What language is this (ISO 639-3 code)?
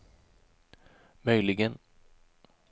swe